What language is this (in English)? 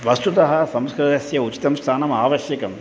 Sanskrit